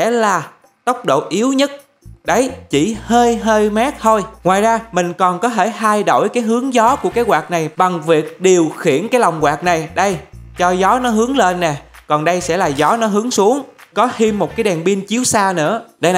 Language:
Vietnamese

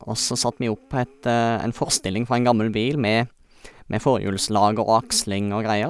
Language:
Norwegian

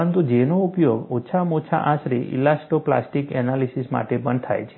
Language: Gujarati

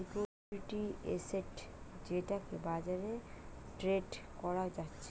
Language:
Bangla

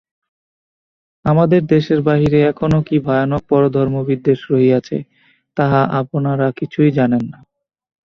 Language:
Bangla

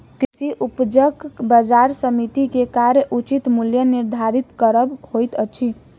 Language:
Maithili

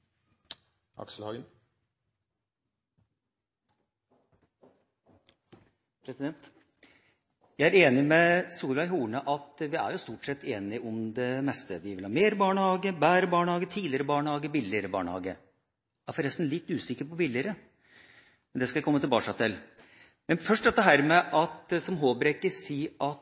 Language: Norwegian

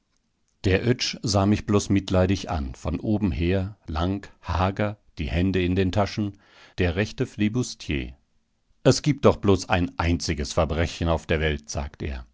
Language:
German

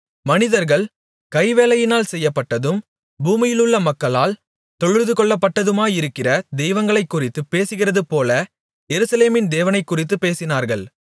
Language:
Tamil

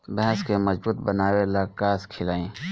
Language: Bhojpuri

